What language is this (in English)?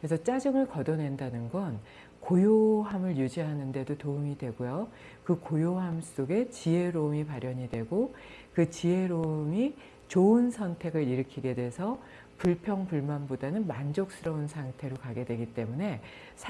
Korean